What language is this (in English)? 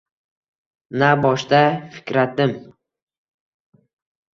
Uzbek